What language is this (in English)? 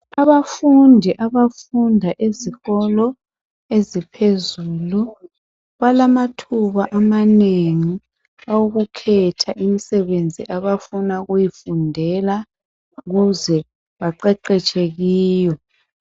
North Ndebele